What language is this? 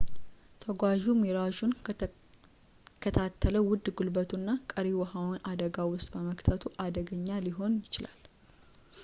Amharic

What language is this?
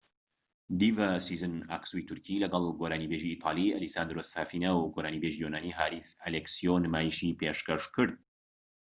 Central Kurdish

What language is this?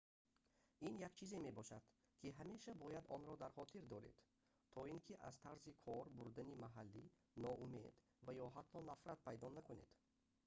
Tajik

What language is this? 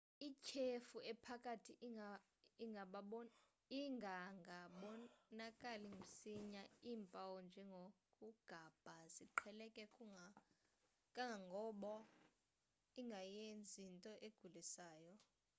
Xhosa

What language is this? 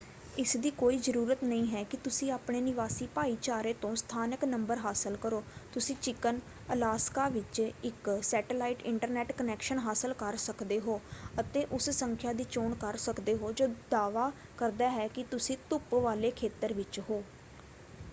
Punjabi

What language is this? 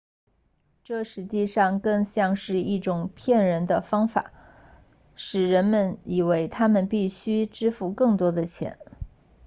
Chinese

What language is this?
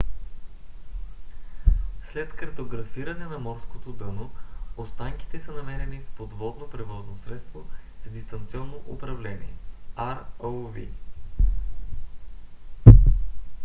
Bulgarian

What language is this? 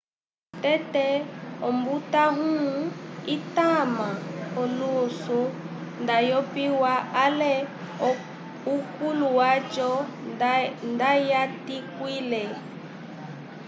Umbundu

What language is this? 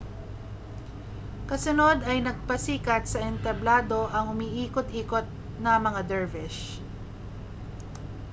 Filipino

